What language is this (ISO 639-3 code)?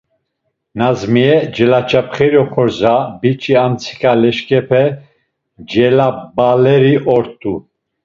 lzz